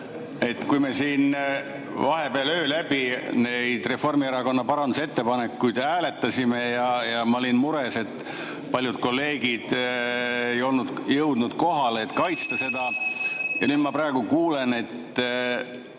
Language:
Estonian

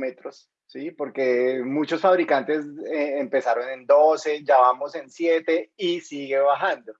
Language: Spanish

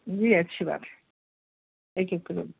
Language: Urdu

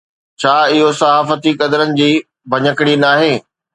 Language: Sindhi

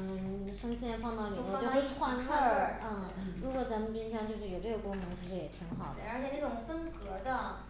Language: Chinese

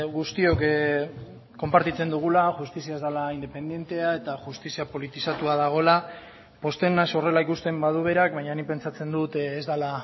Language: Basque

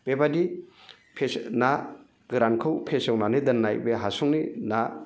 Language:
Bodo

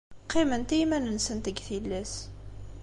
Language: Kabyle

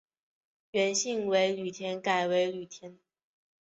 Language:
Chinese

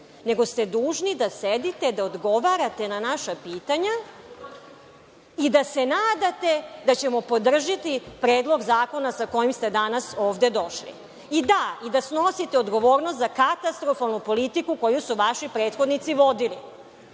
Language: Serbian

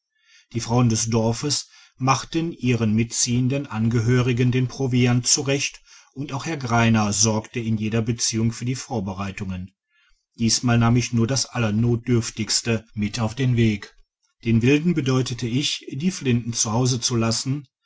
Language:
German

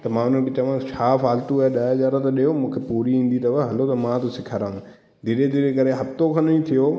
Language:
Sindhi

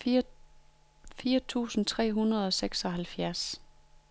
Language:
Danish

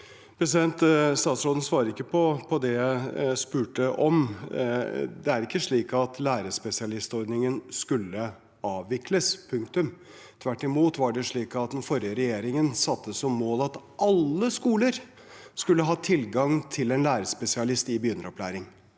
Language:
Norwegian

